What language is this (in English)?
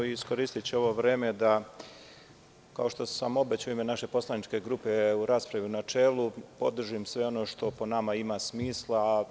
Serbian